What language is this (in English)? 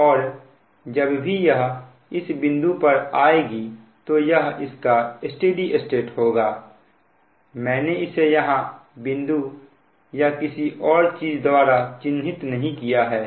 Hindi